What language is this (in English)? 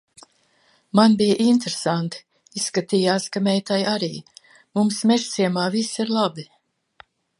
Latvian